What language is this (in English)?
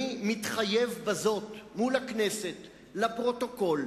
Hebrew